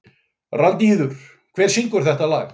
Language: Icelandic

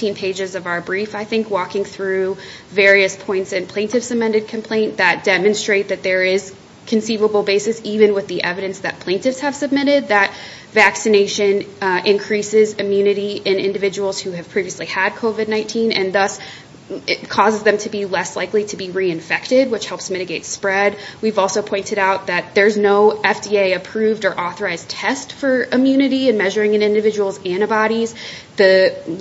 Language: English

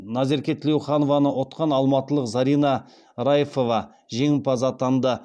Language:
Kazakh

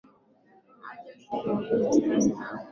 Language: Swahili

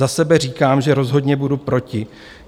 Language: Czech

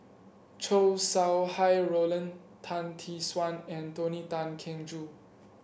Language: English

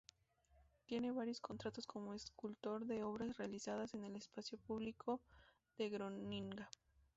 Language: Spanish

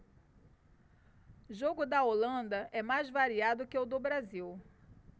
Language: Portuguese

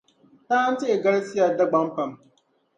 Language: Dagbani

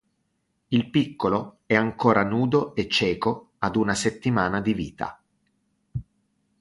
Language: Italian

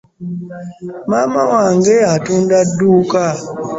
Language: Ganda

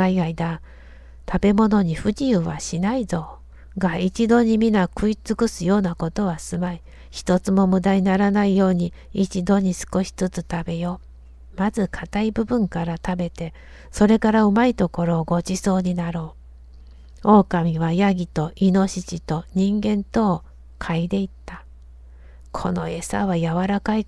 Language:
Japanese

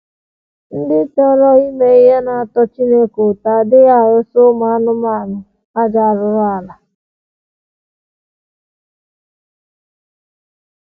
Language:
Igbo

